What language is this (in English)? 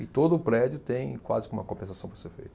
Portuguese